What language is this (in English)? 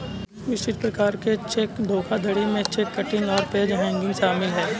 Hindi